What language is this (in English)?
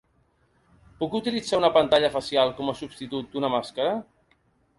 Catalan